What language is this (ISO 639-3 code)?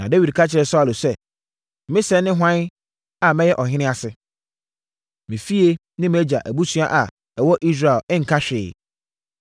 aka